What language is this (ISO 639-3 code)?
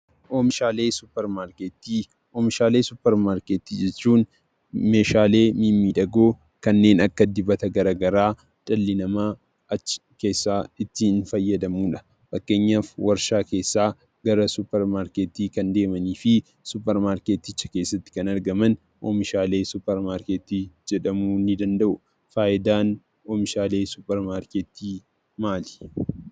orm